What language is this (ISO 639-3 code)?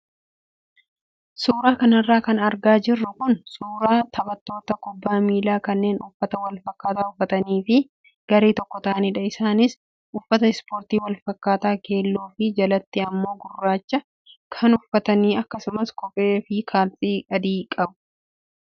orm